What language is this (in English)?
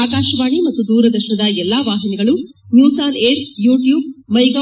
Kannada